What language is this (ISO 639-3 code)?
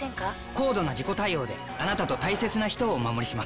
jpn